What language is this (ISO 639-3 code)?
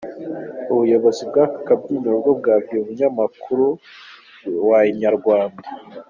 kin